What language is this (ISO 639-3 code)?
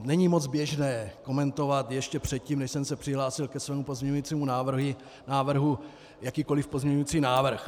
ces